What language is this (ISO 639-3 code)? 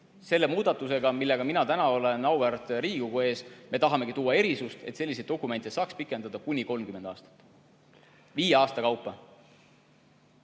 est